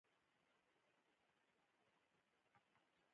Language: Pashto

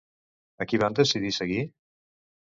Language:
Catalan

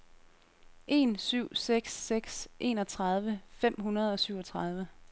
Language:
Danish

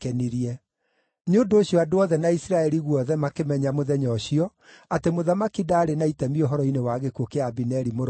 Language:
Kikuyu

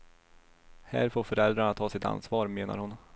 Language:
Swedish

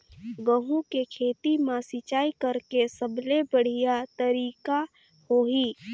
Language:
Chhattisgarhi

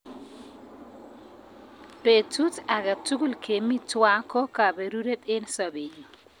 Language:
Kalenjin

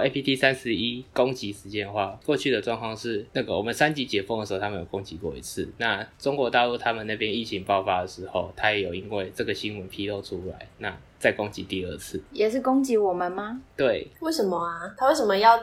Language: Chinese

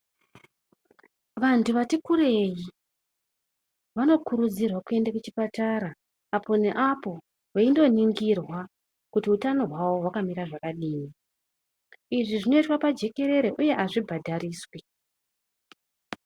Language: Ndau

